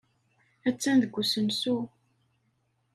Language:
Kabyle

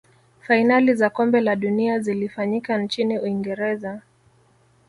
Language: Swahili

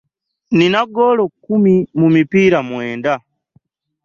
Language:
Ganda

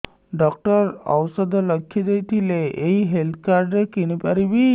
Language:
Odia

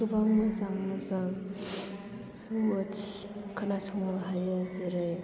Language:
Bodo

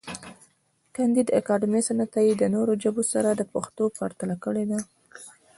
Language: Pashto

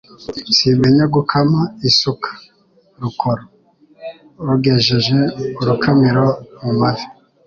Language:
Kinyarwanda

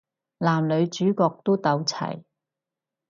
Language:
Cantonese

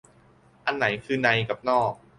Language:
Thai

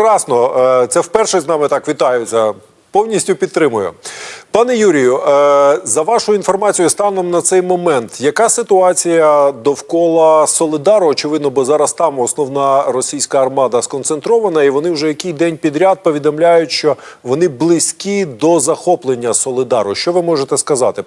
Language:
Ukrainian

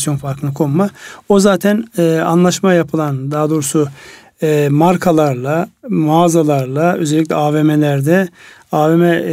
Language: Turkish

